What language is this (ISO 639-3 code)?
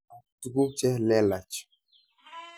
kln